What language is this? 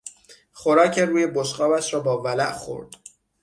Persian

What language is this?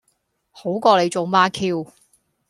Cantonese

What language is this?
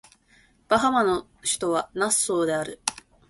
Japanese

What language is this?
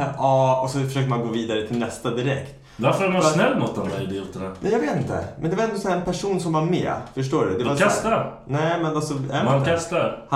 Swedish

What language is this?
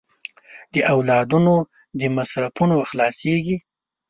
Pashto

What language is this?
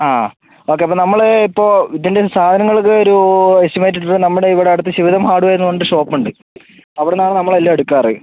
Malayalam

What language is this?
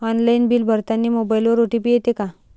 Marathi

